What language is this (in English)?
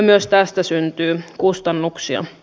Finnish